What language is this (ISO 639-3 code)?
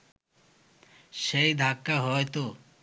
ben